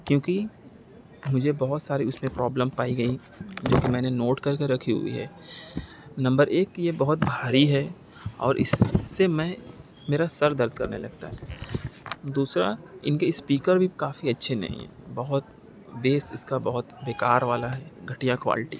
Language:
Urdu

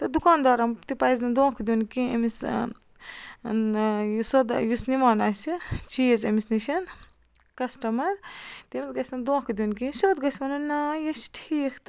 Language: Kashmiri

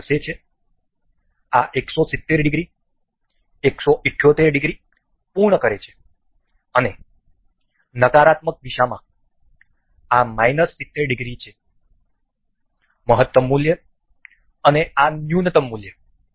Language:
Gujarati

